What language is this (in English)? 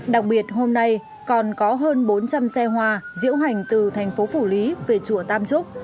Vietnamese